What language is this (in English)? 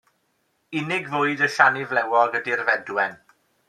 Welsh